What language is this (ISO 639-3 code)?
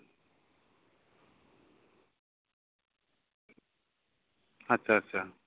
sat